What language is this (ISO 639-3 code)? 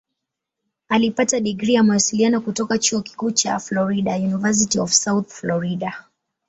swa